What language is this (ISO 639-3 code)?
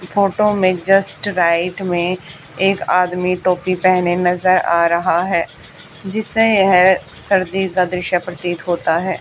hin